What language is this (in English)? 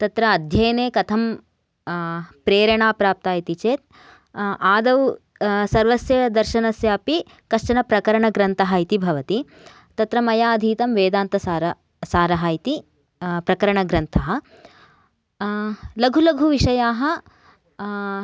Sanskrit